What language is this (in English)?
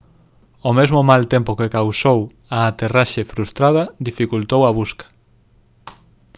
Galician